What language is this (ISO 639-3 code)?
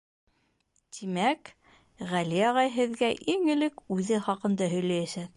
bak